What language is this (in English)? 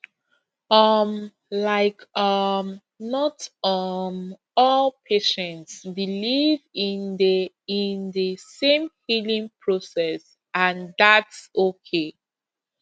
Nigerian Pidgin